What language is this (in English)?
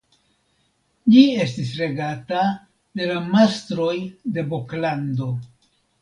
Esperanto